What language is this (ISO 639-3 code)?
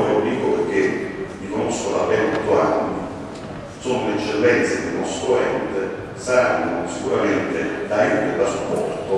ita